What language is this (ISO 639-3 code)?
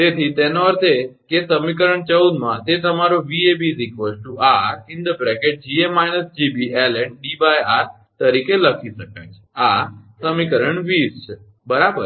guj